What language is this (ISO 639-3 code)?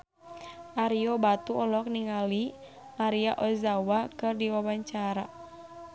sun